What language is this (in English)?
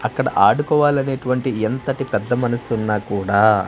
Telugu